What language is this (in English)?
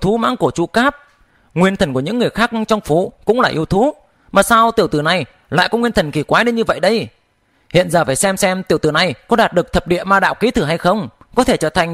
Vietnamese